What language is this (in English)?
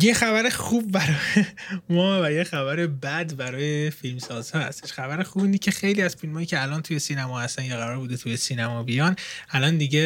Persian